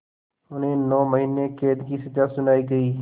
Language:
Hindi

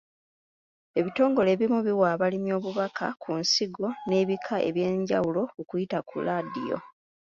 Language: Ganda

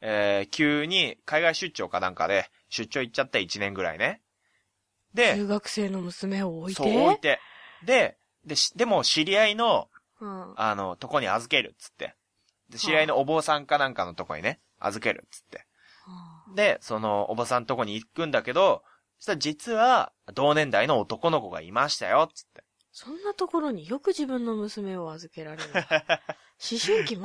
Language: Japanese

